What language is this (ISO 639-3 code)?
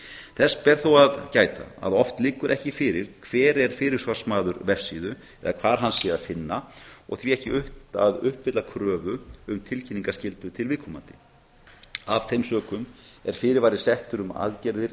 isl